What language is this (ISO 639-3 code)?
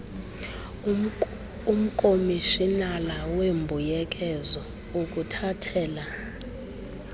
xho